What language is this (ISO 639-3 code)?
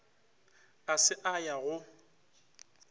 nso